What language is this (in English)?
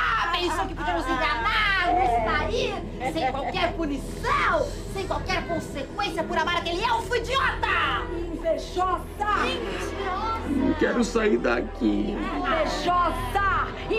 Portuguese